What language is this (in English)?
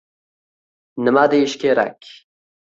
Uzbek